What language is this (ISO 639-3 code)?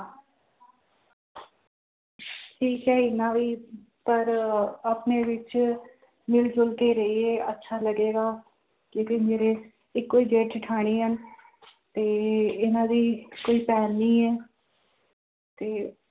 pan